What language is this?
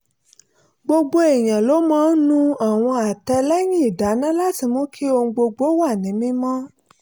Yoruba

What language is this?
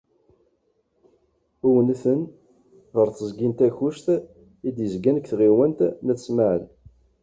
Kabyle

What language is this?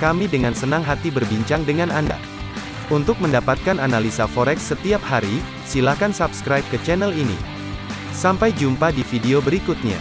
Indonesian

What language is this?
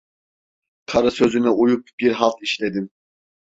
Turkish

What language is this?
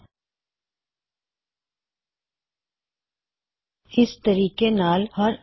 Punjabi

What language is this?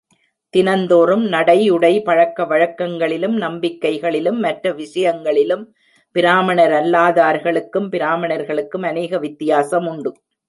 Tamil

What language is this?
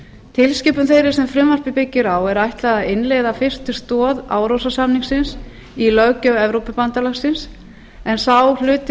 Icelandic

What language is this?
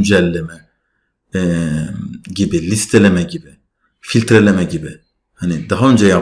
Turkish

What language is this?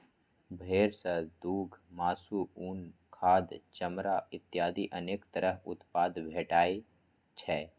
Maithili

